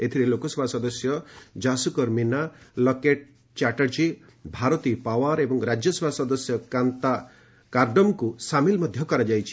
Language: Odia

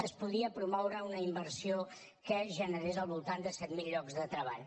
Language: Catalan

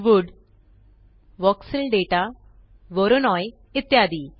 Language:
Marathi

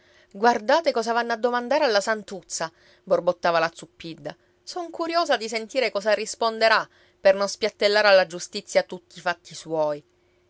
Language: Italian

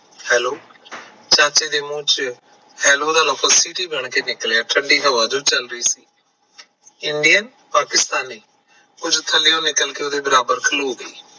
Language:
Punjabi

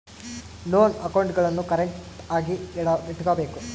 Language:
Kannada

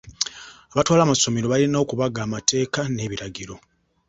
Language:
Ganda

